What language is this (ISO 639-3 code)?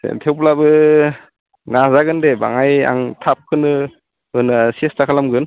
brx